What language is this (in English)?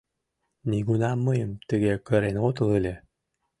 Mari